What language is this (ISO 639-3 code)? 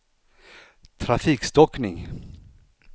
swe